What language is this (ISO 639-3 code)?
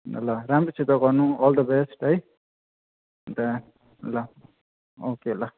nep